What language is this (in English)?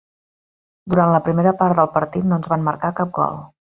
Catalan